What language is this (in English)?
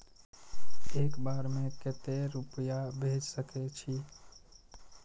Maithili